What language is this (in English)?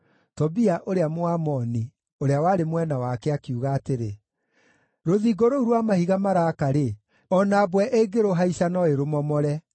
Kikuyu